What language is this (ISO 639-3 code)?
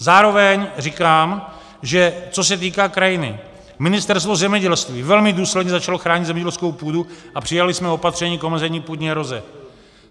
ces